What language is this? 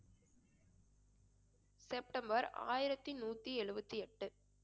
Tamil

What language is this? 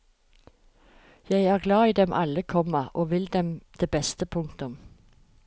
Norwegian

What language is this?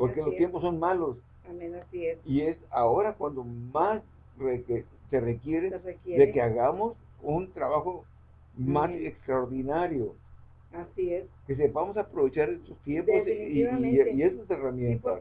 Spanish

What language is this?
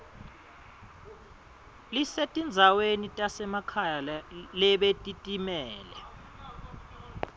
Swati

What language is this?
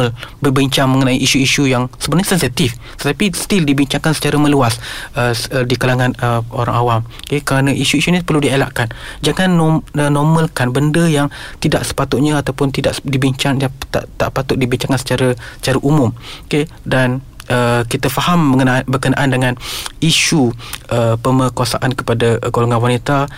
Malay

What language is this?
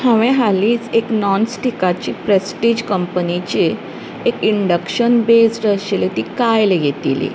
Konkani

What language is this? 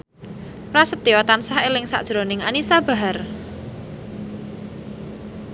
Javanese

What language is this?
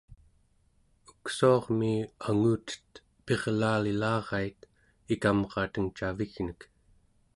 Central Yupik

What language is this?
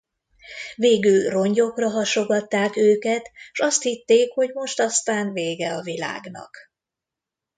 Hungarian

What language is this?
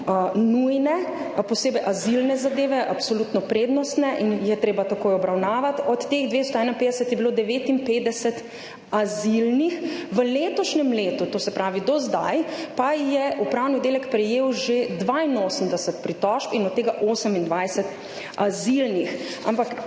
Slovenian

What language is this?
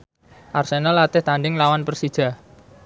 Javanese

